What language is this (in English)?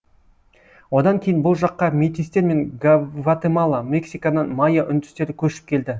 Kazakh